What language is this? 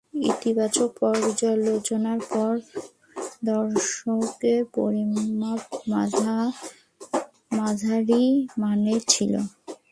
Bangla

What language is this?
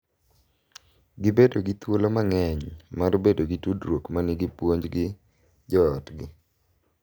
Luo (Kenya and Tanzania)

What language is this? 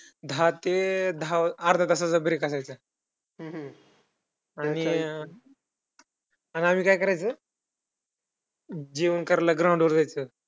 Marathi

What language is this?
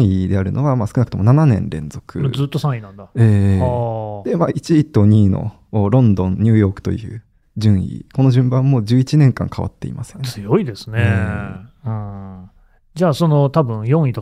Japanese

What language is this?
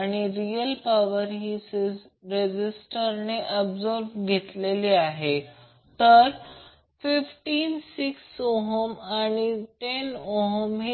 Marathi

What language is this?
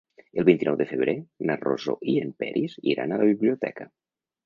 Catalan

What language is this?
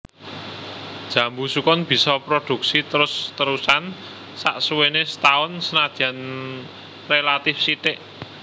Javanese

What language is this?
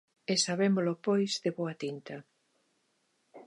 Galician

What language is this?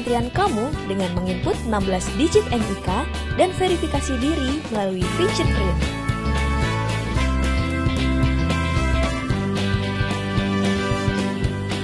Indonesian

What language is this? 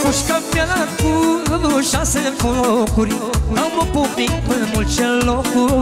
Romanian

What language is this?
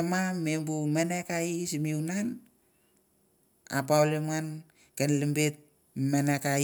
Mandara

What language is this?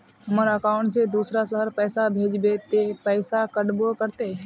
Magahi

